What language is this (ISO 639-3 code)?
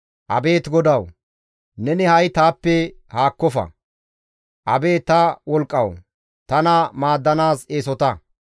gmv